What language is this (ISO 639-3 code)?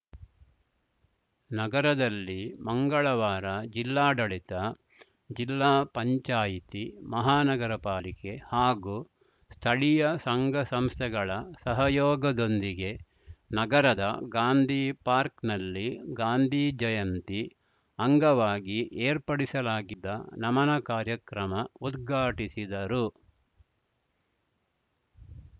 kan